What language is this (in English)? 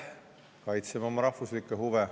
Estonian